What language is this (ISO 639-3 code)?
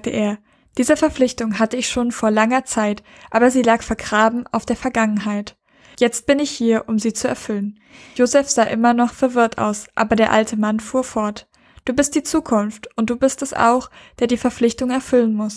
deu